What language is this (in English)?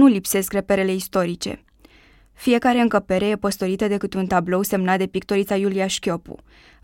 Romanian